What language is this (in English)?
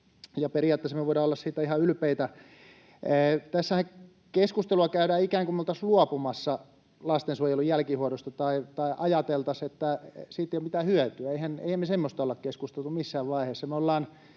Finnish